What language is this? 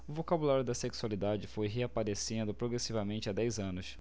Portuguese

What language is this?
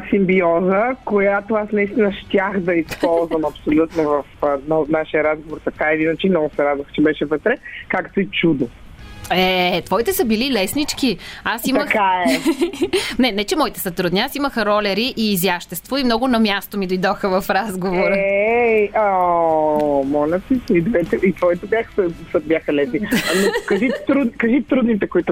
Bulgarian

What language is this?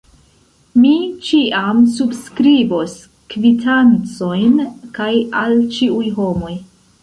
Esperanto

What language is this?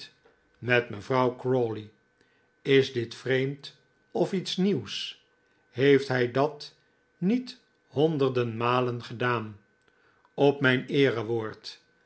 Dutch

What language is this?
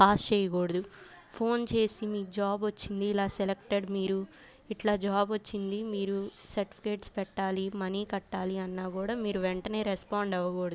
Telugu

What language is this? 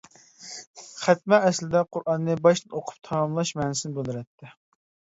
Uyghur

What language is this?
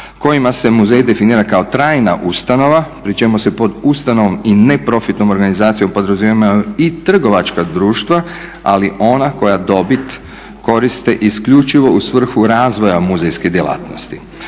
Croatian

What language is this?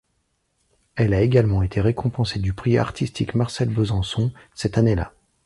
French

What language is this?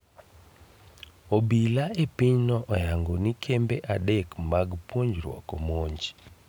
Luo (Kenya and Tanzania)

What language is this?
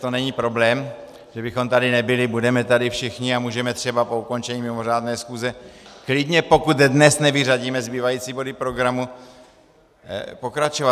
Czech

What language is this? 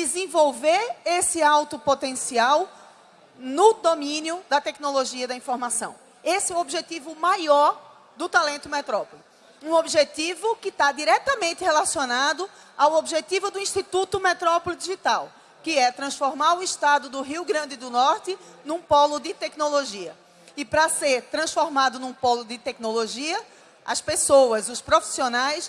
Portuguese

